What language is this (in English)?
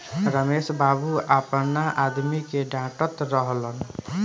Bhojpuri